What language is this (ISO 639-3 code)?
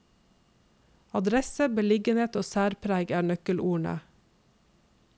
nor